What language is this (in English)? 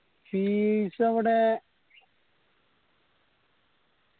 Malayalam